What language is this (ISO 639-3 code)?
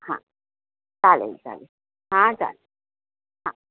mar